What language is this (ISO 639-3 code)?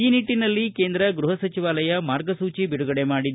kan